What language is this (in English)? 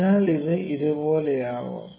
Malayalam